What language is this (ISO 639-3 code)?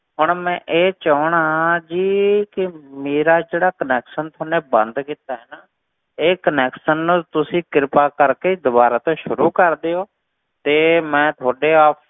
pan